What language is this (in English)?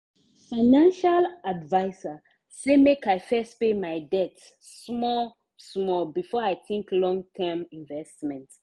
Nigerian Pidgin